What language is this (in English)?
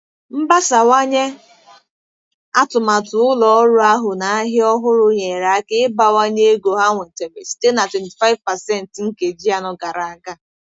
Igbo